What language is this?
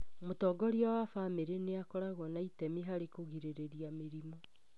Kikuyu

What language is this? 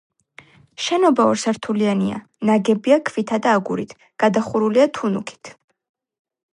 Georgian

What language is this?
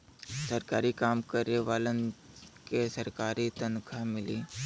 Bhojpuri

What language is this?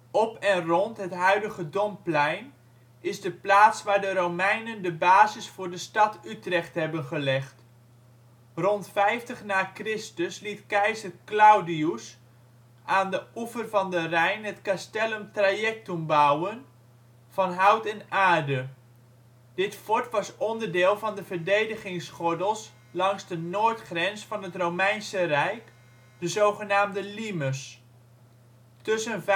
Dutch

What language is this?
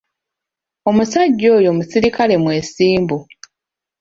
Ganda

